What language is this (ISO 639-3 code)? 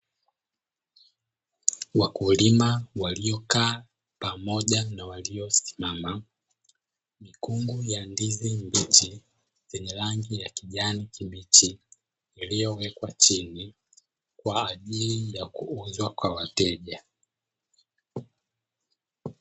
swa